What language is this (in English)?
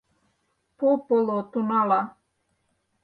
Mari